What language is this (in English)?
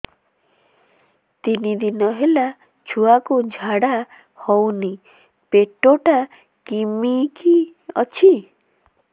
Odia